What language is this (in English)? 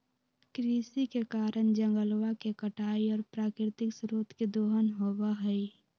Magahi